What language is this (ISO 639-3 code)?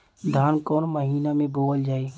bho